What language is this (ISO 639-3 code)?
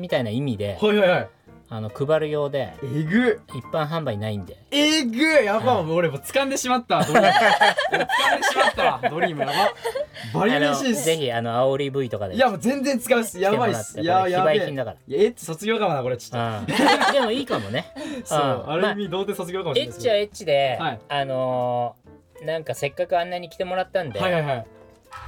jpn